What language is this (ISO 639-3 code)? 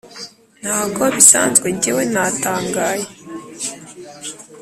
kin